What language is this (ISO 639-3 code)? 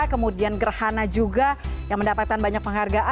ind